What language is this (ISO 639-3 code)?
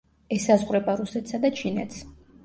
kat